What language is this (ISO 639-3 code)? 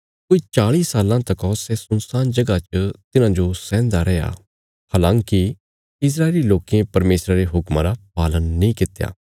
kfs